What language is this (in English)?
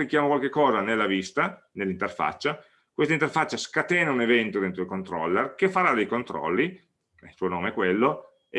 Italian